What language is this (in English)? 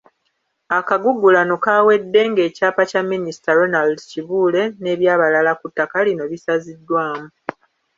Ganda